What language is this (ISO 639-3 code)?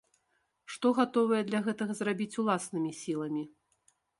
bel